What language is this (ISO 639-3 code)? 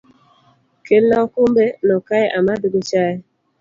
luo